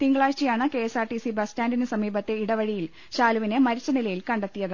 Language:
Malayalam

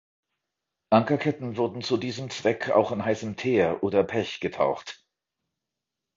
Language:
German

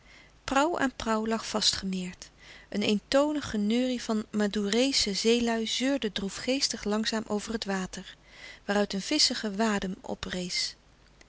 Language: Dutch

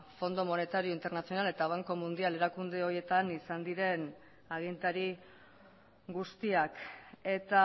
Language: Basque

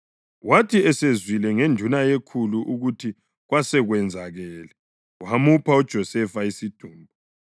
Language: North Ndebele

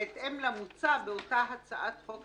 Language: Hebrew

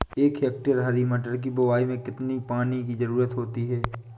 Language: Hindi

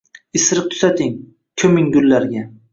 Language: Uzbek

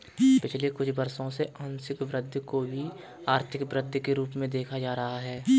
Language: Hindi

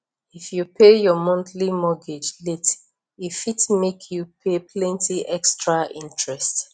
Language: Nigerian Pidgin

